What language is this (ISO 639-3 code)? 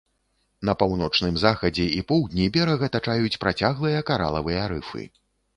bel